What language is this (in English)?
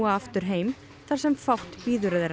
Icelandic